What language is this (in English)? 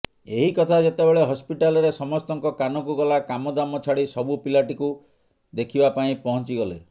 Odia